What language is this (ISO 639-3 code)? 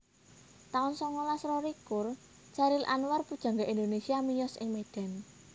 jav